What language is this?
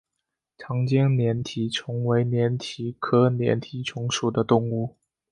Chinese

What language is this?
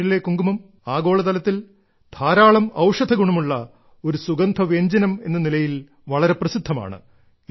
Malayalam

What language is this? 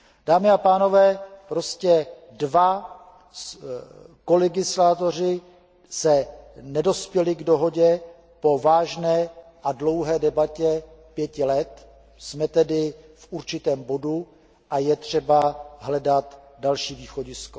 Czech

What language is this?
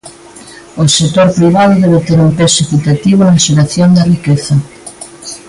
Galician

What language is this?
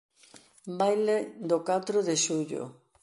Galician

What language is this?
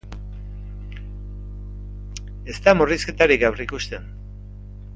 Basque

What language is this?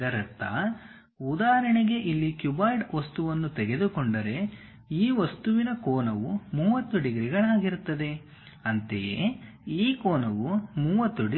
Kannada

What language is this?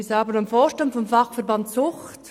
Swiss German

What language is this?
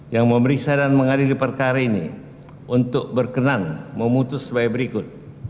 Indonesian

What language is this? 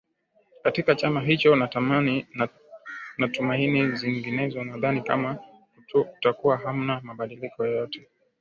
Swahili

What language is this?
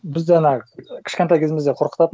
Kazakh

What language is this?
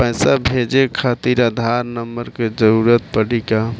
Bhojpuri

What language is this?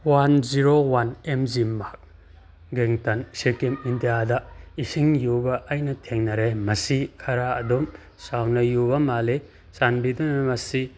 Manipuri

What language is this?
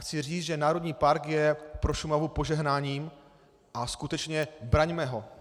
Czech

